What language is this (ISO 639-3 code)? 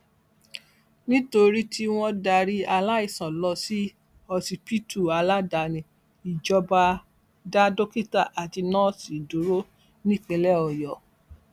yor